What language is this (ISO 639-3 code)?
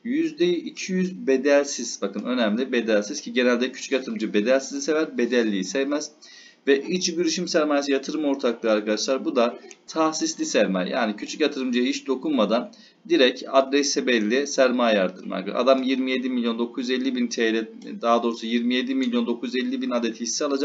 tur